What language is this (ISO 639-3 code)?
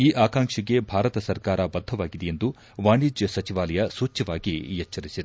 kan